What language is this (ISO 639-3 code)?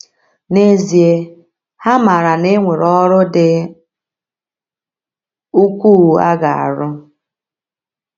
ibo